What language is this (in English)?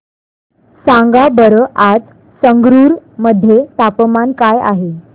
Marathi